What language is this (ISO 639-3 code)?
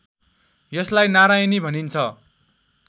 nep